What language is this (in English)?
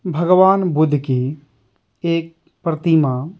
Hindi